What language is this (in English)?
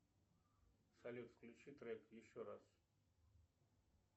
Russian